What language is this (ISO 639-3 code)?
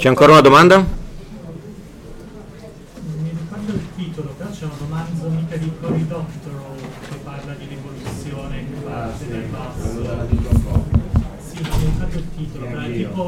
ita